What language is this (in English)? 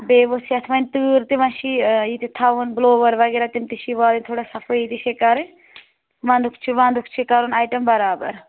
Kashmiri